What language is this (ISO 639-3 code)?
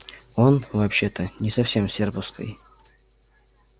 rus